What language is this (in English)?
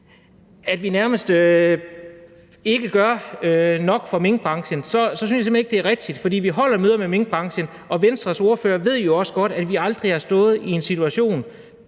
Danish